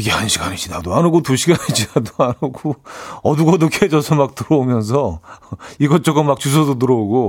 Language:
Korean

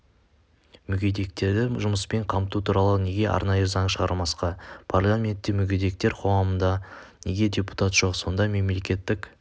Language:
Kazakh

